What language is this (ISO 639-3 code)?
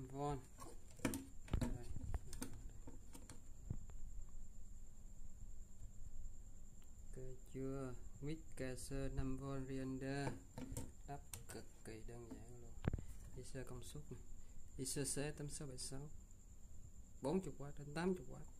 vie